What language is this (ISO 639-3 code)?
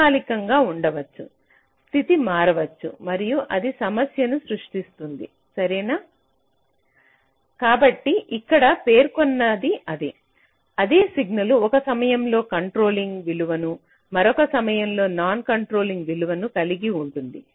tel